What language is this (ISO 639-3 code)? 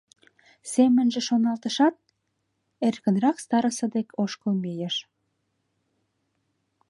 chm